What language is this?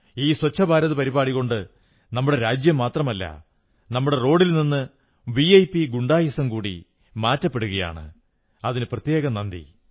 Malayalam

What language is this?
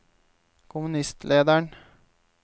Norwegian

